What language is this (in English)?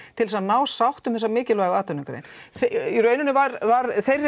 Icelandic